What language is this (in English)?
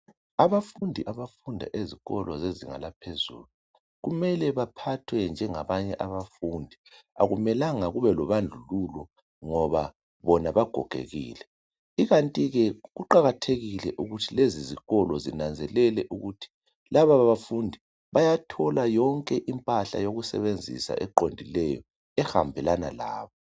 North Ndebele